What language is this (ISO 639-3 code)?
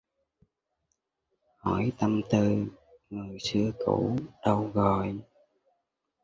vie